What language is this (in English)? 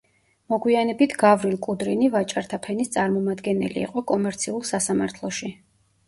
Georgian